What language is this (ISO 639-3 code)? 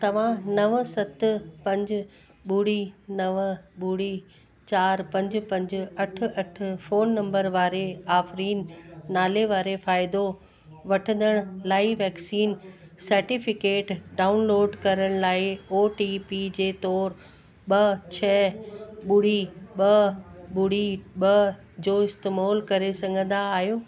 snd